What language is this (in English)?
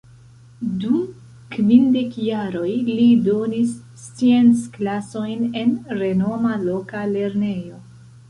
Esperanto